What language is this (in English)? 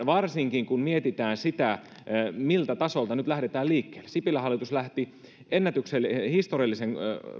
Finnish